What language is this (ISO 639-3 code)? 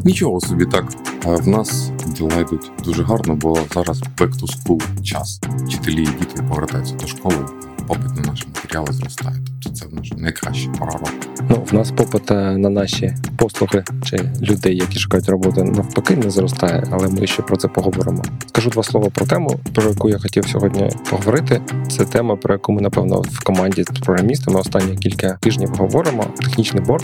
ukr